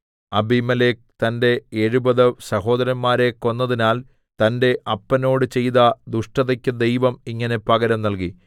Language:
Malayalam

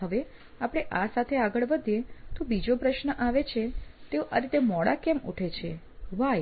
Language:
Gujarati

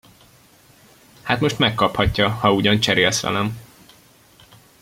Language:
Hungarian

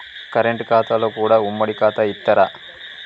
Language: Telugu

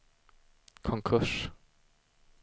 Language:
Swedish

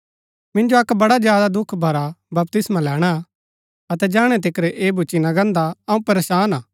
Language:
Gaddi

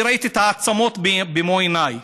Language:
Hebrew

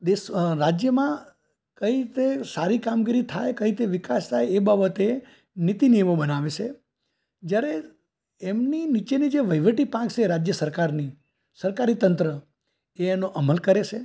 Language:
Gujarati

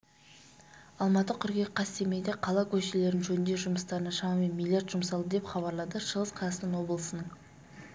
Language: Kazakh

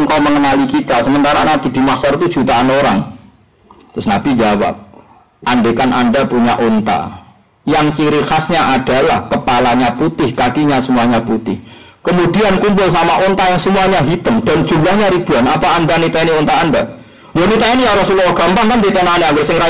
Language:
Indonesian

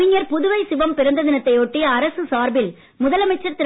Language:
Tamil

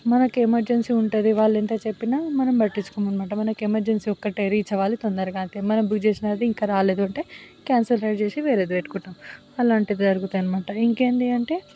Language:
Telugu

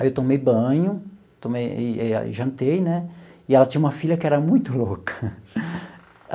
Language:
Portuguese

